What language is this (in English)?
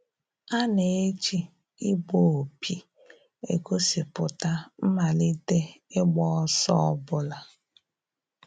Igbo